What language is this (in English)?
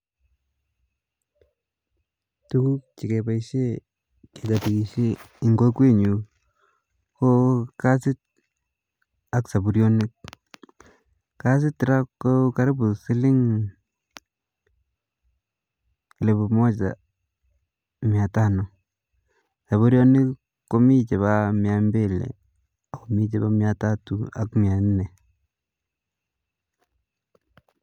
Kalenjin